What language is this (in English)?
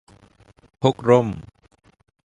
Thai